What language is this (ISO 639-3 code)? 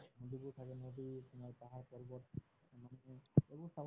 asm